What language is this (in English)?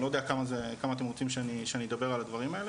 Hebrew